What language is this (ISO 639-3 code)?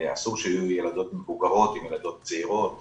heb